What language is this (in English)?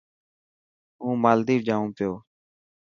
Dhatki